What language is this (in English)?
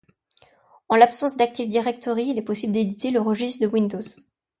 French